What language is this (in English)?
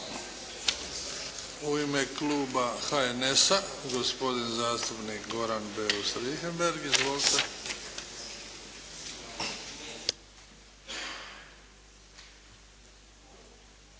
Croatian